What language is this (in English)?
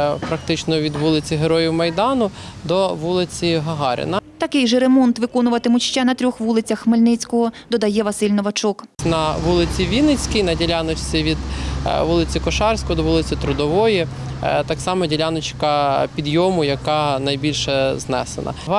Ukrainian